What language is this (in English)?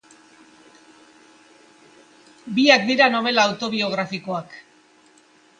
Basque